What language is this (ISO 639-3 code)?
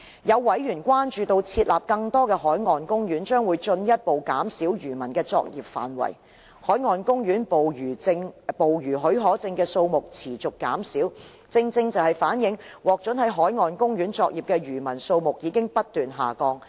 yue